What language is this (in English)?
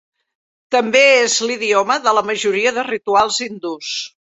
Catalan